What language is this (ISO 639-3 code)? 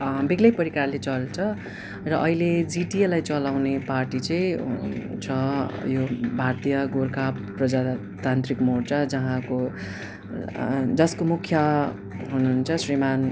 nep